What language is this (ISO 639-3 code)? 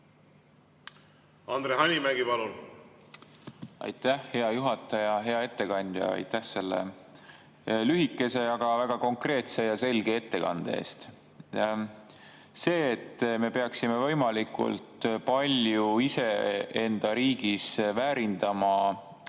est